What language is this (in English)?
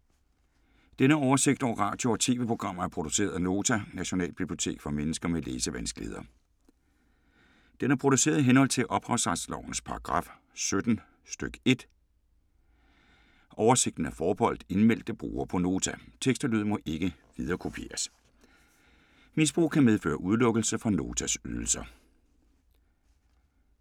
Danish